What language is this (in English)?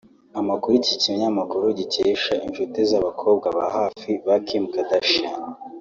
Kinyarwanda